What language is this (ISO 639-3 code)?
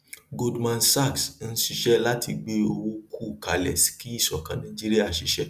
yor